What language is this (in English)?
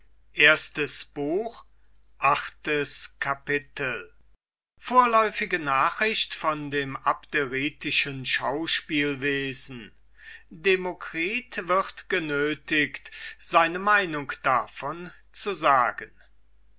German